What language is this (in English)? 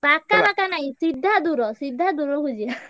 Odia